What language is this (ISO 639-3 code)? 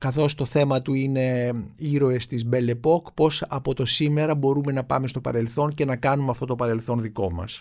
ell